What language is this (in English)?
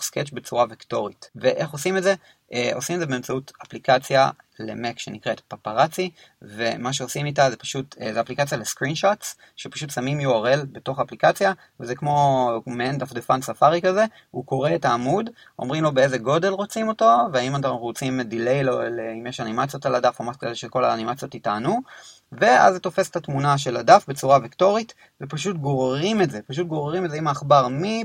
Hebrew